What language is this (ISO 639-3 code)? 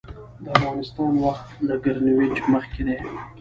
pus